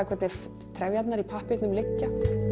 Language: Icelandic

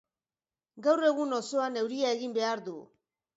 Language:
Basque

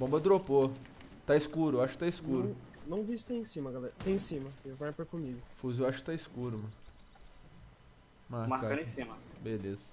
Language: Portuguese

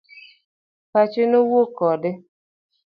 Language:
Luo (Kenya and Tanzania)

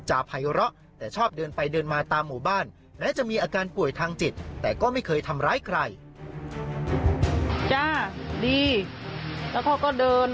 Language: Thai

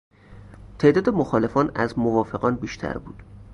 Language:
Persian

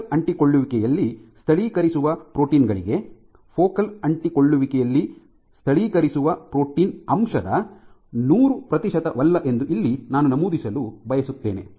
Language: Kannada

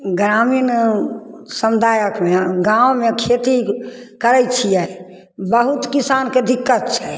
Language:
Maithili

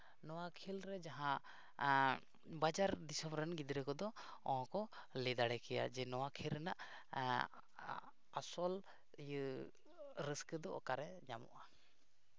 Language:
Santali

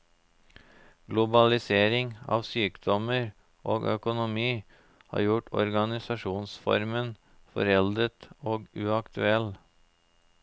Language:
Norwegian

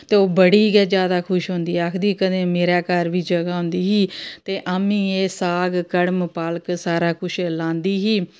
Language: Dogri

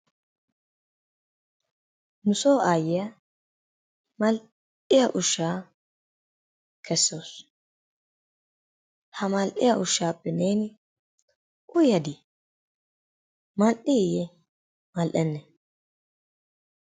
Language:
Wolaytta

